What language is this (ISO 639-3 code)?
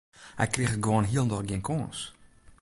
fry